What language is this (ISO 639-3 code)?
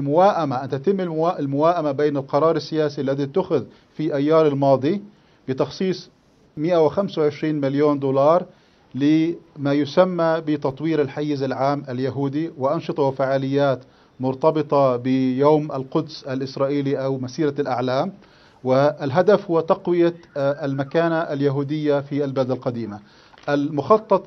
ara